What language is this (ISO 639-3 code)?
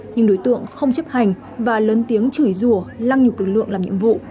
vie